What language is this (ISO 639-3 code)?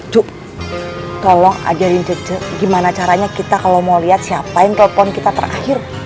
ind